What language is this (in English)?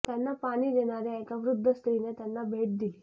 Marathi